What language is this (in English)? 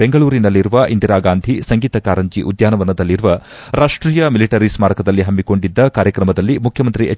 Kannada